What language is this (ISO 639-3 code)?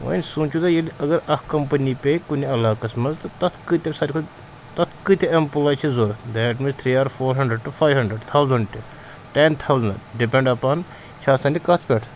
kas